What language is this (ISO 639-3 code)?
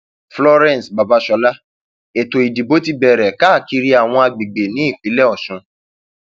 yor